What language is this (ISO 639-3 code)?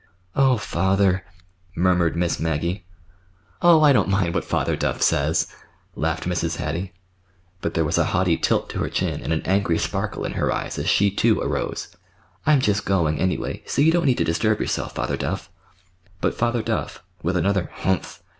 eng